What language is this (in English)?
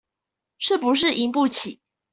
Chinese